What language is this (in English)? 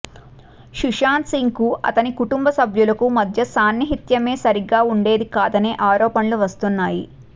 Telugu